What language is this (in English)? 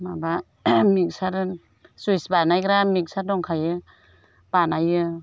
Bodo